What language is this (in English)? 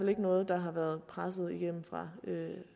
Danish